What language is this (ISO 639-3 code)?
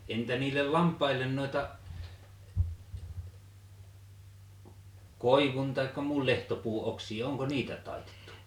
fin